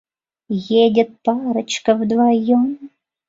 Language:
Mari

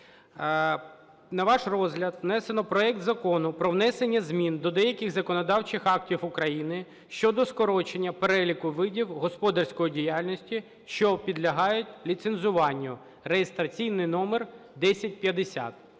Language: Ukrainian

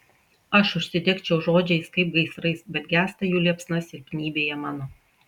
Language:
Lithuanian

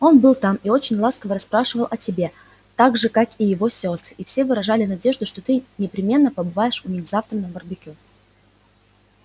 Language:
Russian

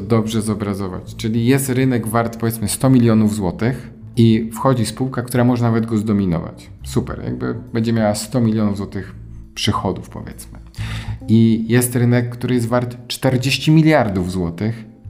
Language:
Polish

